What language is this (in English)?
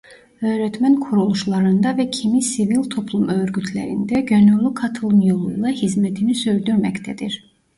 Turkish